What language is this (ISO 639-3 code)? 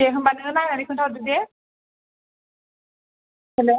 brx